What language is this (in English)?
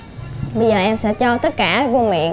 Vietnamese